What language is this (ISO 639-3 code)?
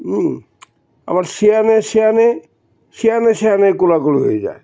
ben